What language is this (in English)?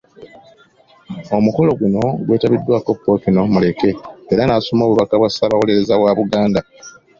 Ganda